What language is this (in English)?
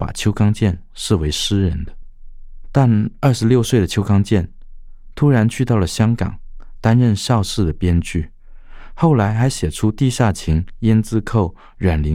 Chinese